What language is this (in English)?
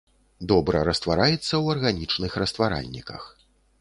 Belarusian